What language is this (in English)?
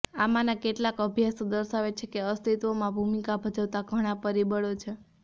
Gujarati